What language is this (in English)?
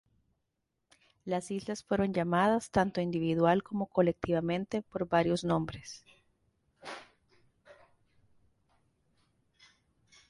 Spanish